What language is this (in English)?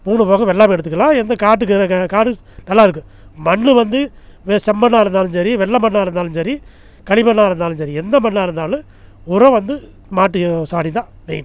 Tamil